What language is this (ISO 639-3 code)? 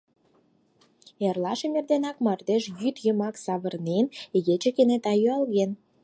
chm